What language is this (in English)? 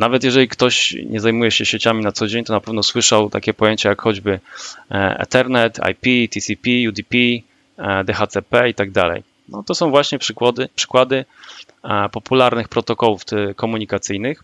Polish